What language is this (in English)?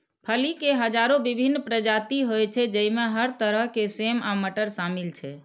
Maithili